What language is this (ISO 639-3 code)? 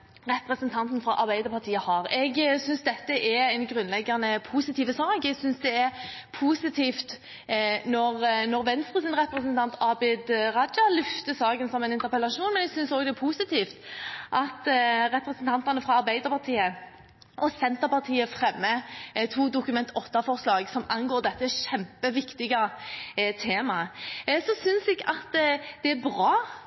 nob